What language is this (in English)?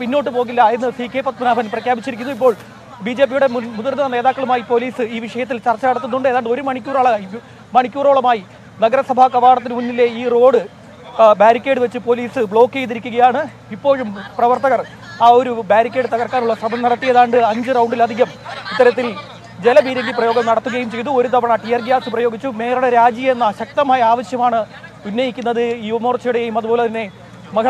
Romanian